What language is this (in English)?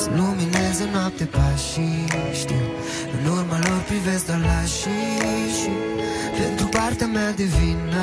Romanian